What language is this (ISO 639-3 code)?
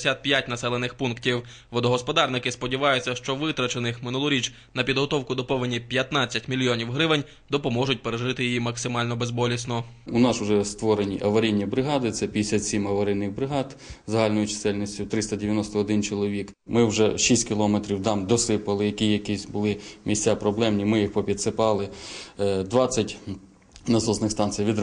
ukr